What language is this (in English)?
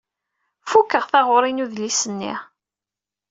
Kabyle